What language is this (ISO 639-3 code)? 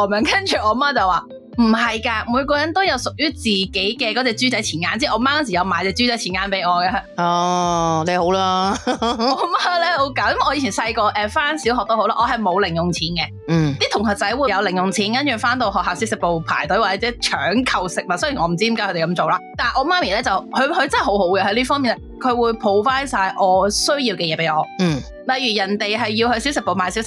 zho